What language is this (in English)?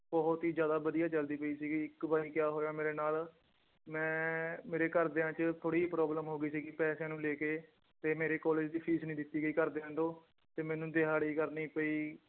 Punjabi